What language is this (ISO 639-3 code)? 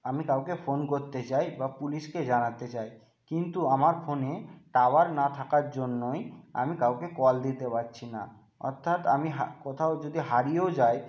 ben